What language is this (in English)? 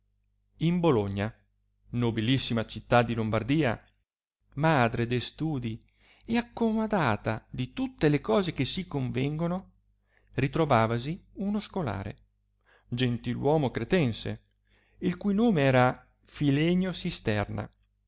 Italian